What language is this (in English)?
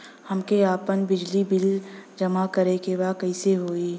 Bhojpuri